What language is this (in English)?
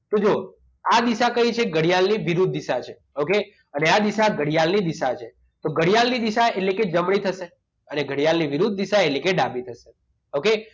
Gujarati